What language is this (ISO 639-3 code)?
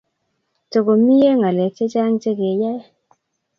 kln